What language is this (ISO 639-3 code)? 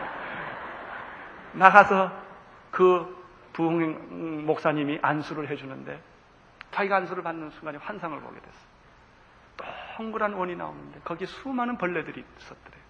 kor